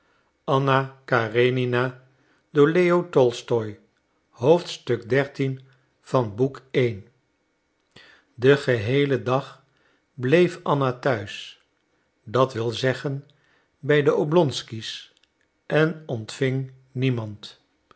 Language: Dutch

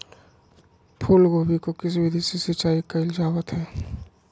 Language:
Magahi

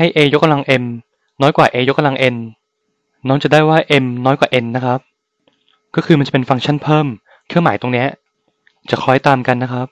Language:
Thai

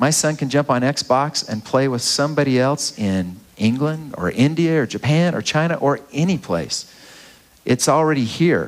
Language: English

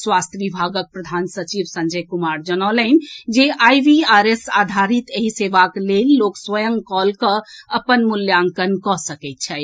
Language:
Maithili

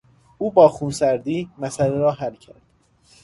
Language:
Persian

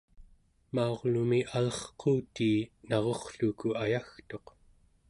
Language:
Central Yupik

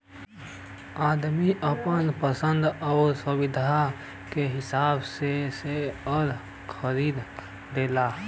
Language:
Bhojpuri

